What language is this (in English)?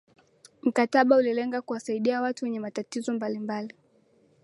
Swahili